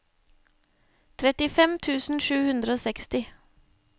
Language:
Norwegian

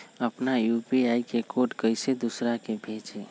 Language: Magahi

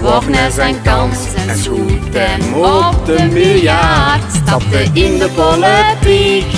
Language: Dutch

